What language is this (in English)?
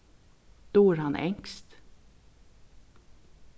Faroese